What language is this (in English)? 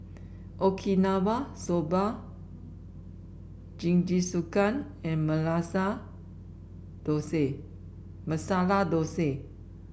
English